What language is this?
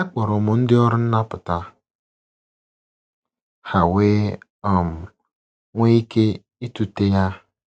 Igbo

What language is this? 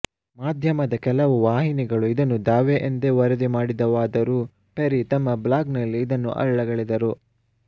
Kannada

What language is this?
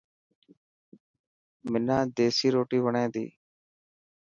Dhatki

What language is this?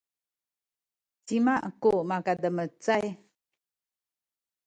Sakizaya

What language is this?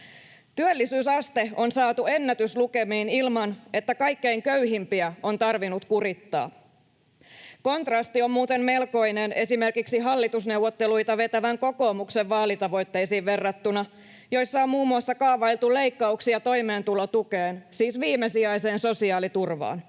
Finnish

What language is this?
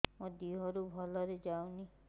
Odia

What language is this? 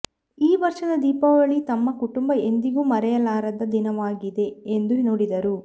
Kannada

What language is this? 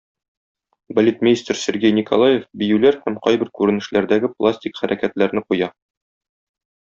Tatar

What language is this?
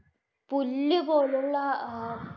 Malayalam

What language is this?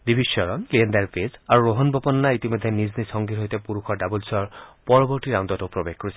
Assamese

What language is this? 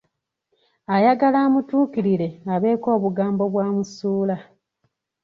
Ganda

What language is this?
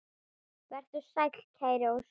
Icelandic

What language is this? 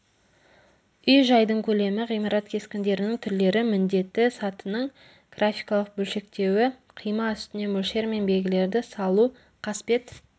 Kazakh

